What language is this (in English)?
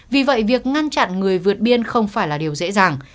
Vietnamese